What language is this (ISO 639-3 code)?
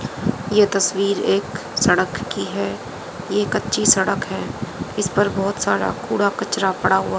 hin